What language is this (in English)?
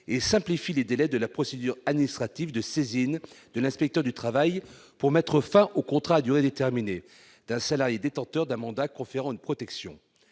French